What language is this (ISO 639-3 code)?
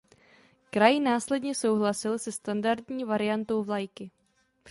ces